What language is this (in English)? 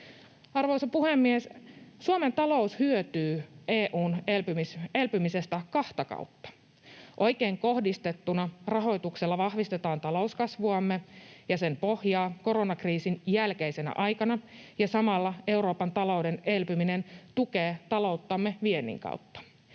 Finnish